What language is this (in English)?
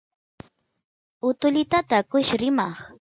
Santiago del Estero Quichua